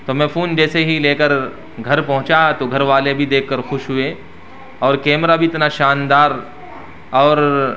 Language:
Urdu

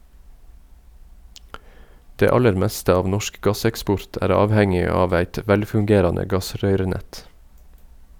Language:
Norwegian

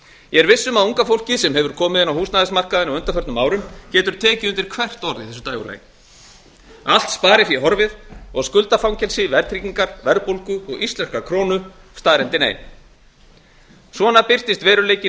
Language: Icelandic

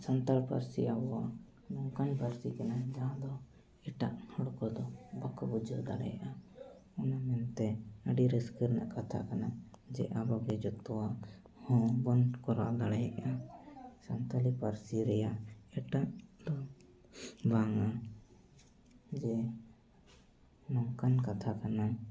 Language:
Santali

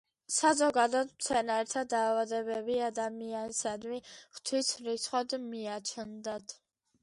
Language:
Georgian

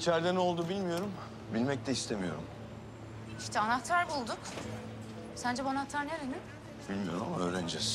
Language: Turkish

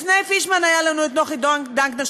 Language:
Hebrew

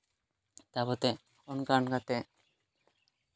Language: Santali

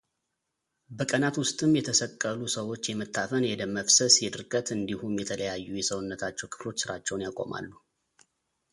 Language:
Amharic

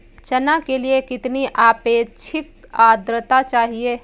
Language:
Hindi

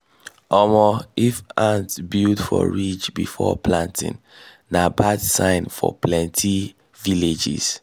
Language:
Nigerian Pidgin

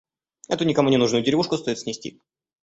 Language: Russian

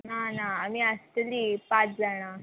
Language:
Konkani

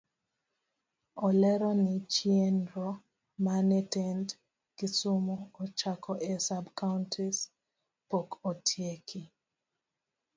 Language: Luo (Kenya and Tanzania)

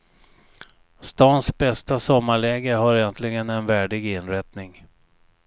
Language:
Swedish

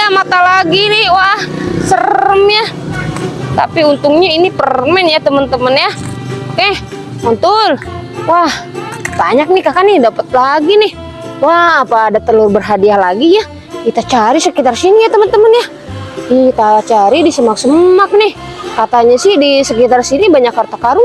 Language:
Indonesian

